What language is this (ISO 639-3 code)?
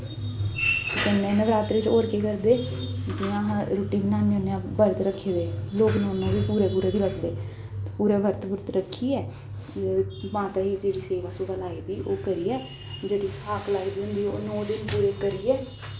doi